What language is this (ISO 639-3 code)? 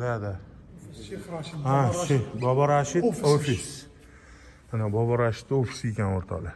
tur